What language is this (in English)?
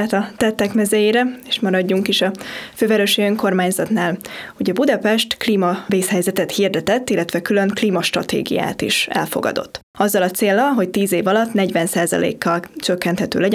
Hungarian